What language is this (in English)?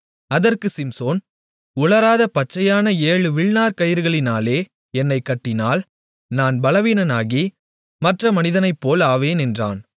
Tamil